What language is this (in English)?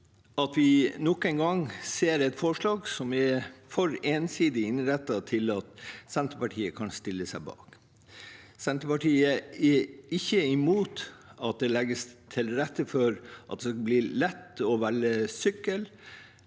Norwegian